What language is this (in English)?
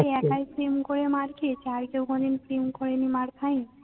Bangla